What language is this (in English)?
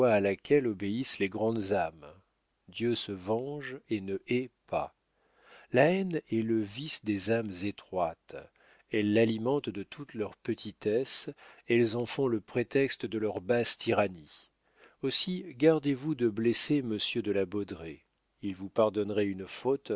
French